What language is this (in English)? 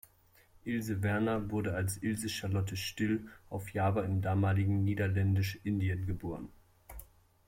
German